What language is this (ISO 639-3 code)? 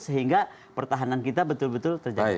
ind